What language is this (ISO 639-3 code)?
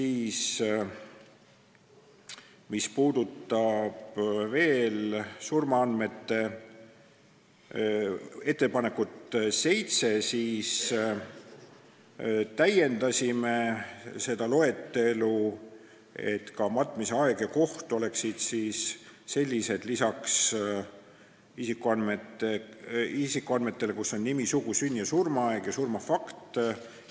est